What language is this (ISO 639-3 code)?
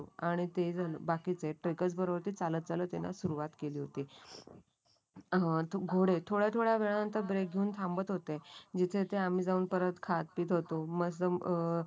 mar